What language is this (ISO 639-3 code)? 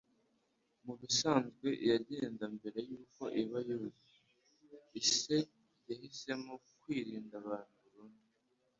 kin